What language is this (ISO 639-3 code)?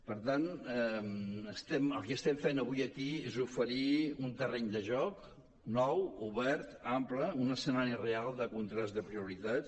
cat